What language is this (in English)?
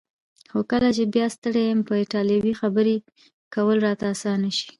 Pashto